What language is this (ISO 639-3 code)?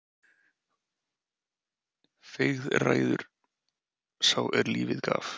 isl